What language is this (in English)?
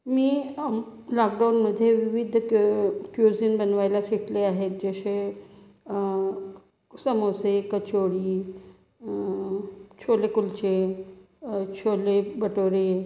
Marathi